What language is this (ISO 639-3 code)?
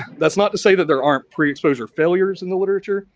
eng